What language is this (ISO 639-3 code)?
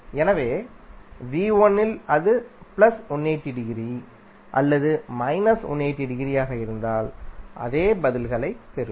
tam